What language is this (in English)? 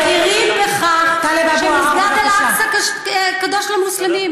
Hebrew